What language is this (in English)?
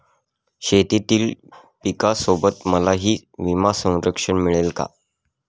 Marathi